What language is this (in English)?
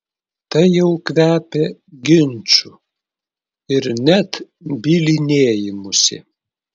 Lithuanian